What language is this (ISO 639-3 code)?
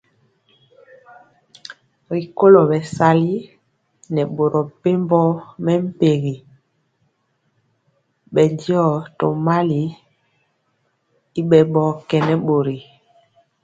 mcx